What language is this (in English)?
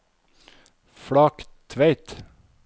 Norwegian